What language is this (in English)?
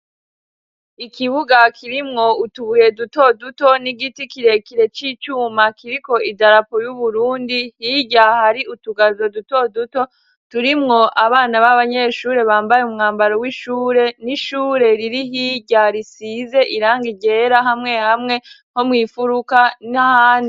Rundi